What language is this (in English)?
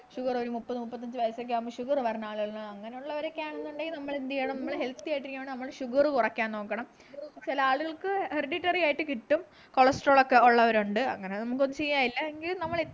Malayalam